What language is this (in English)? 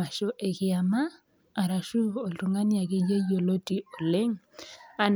Masai